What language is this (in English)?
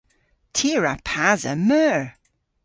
Cornish